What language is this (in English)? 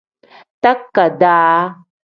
Tem